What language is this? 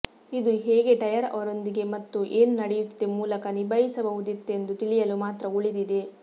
Kannada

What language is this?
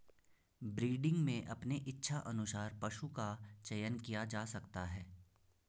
Hindi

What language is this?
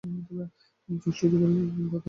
Bangla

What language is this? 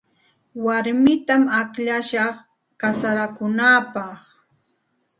Santa Ana de Tusi Pasco Quechua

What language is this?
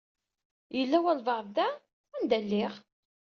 Kabyle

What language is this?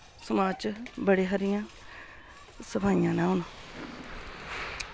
Dogri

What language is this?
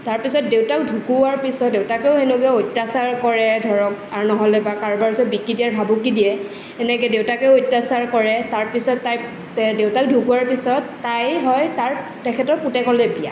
Assamese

